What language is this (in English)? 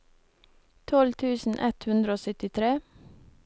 Norwegian